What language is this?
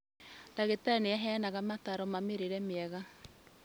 Kikuyu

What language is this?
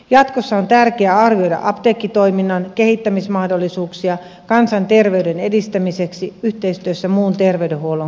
Finnish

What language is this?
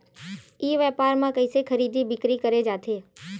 Chhattisgarhi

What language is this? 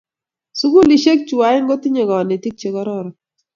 Kalenjin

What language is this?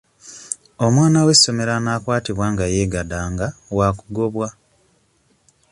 Ganda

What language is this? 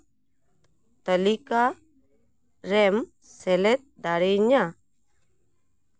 Santali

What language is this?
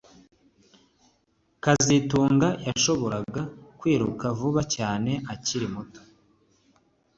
Kinyarwanda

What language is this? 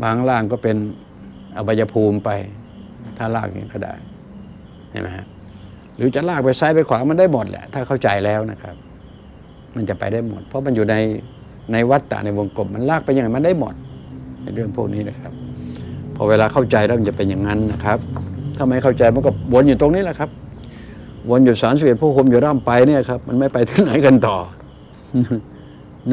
Thai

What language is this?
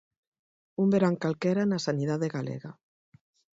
Galician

